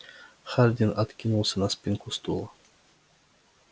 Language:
Russian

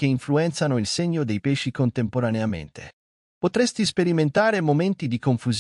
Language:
Italian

